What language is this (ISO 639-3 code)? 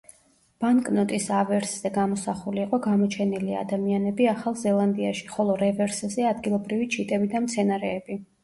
kat